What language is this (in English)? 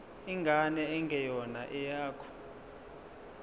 Zulu